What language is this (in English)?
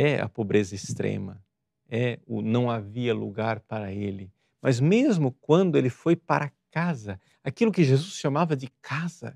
Portuguese